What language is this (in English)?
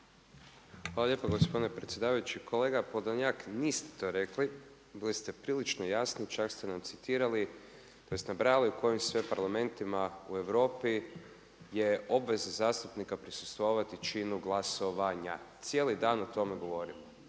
Croatian